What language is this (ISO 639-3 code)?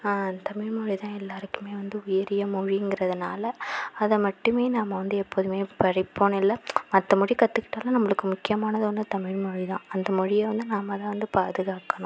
tam